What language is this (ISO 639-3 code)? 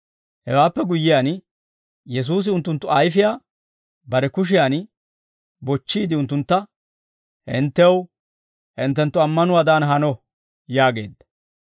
dwr